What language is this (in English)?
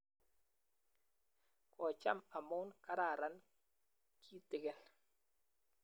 Kalenjin